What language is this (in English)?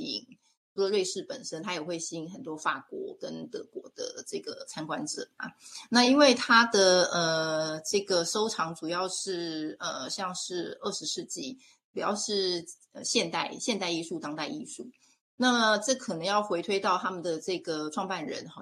Chinese